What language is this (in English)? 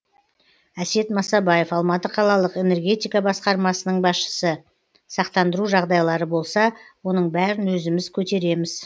Kazakh